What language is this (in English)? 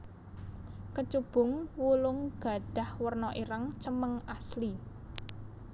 Javanese